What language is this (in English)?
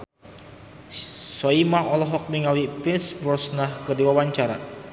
Sundanese